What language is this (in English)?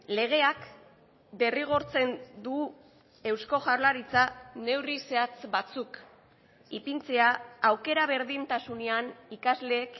Basque